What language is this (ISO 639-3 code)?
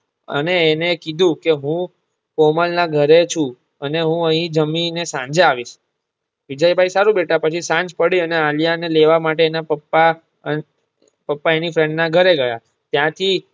guj